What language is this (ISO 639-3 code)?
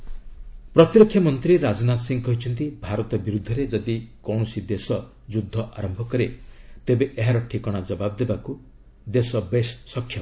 ori